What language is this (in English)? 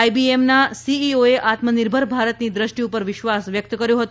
Gujarati